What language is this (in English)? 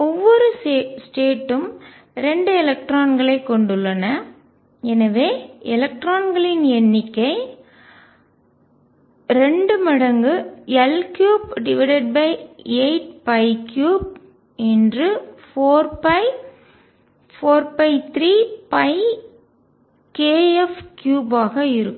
Tamil